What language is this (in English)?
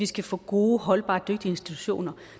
Danish